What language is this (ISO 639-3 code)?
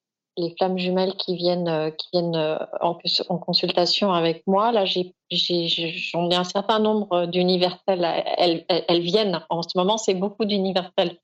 fra